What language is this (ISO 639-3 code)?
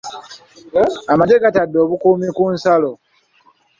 lug